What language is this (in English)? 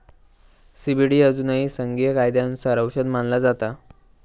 Marathi